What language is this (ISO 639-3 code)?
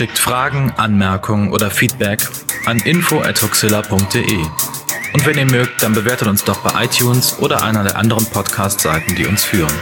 deu